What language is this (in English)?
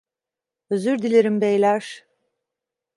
Turkish